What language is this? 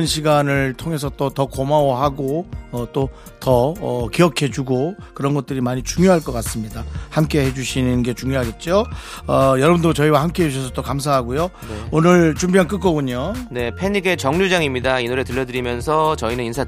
Korean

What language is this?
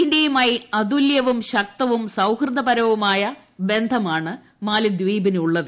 Malayalam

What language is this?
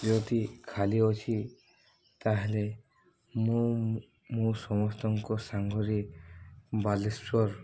Odia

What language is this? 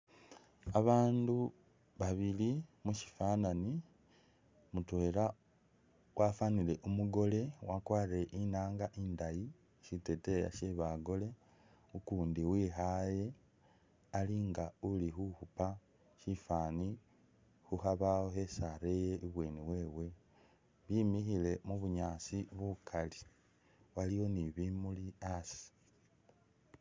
Masaaba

